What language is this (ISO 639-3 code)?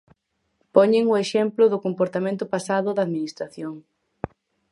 glg